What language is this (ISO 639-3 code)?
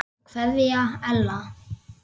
isl